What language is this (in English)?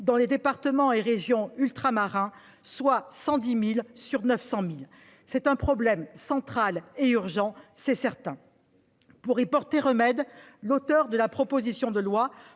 French